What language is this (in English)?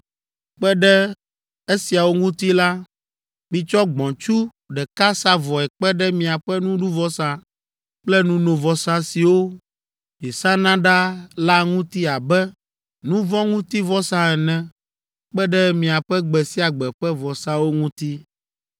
Ewe